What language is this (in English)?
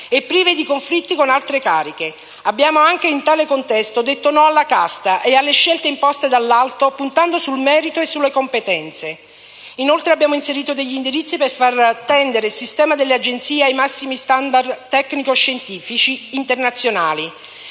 Italian